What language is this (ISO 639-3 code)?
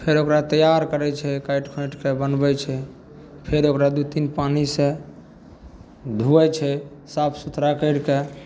mai